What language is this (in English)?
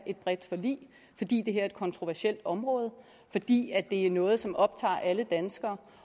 Danish